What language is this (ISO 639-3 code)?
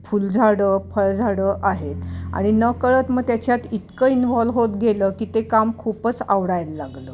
mar